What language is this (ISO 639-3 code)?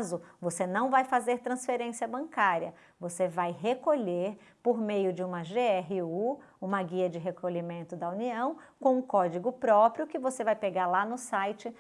por